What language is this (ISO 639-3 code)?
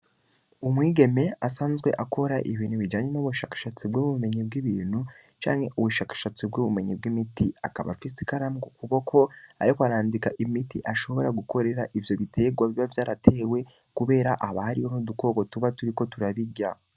run